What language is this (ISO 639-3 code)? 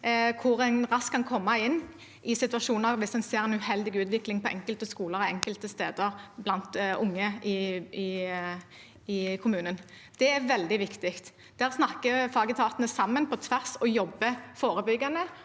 nor